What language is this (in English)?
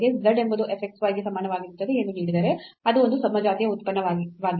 Kannada